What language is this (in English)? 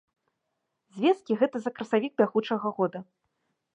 Belarusian